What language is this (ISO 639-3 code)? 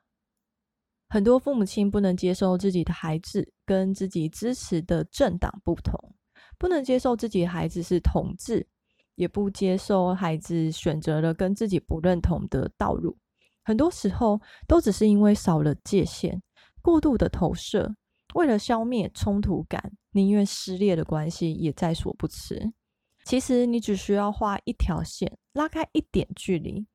zho